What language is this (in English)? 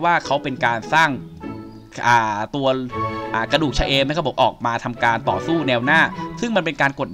Thai